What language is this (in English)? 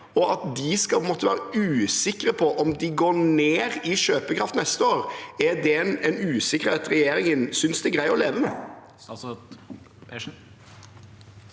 Norwegian